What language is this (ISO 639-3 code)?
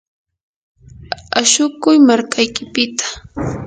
qur